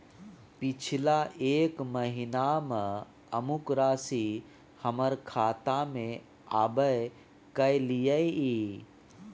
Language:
Maithili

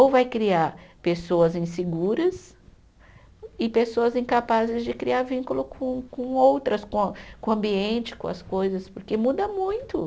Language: Portuguese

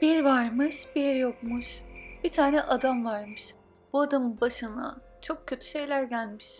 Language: Turkish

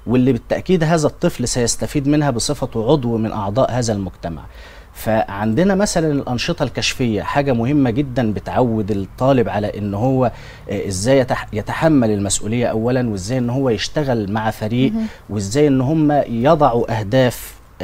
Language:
Arabic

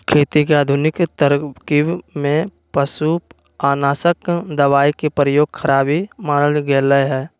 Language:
Magahi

